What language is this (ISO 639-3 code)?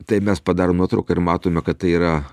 lit